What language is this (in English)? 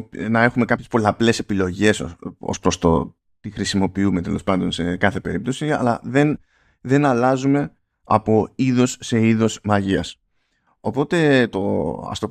Greek